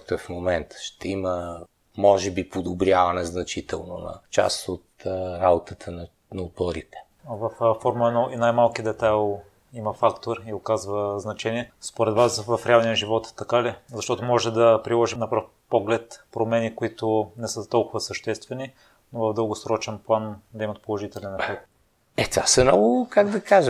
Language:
Bulgarian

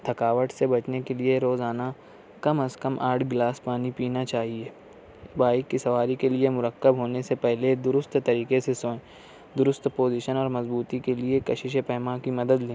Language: Urdu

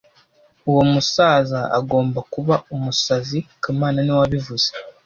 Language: Kinyarwanda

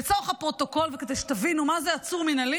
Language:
Hebrew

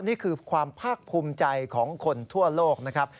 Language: Thai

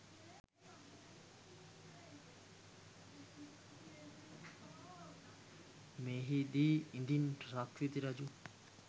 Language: Sinhala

